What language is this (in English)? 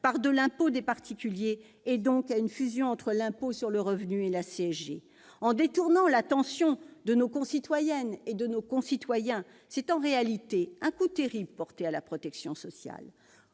French